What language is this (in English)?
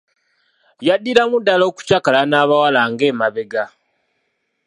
Ganda